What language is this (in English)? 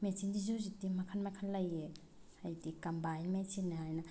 Manipuri